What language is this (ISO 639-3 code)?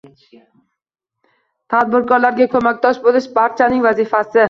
uzb